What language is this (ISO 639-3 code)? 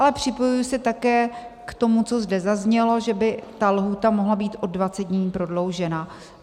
ces